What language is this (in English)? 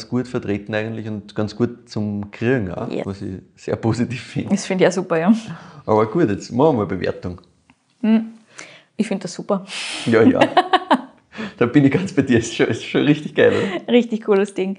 German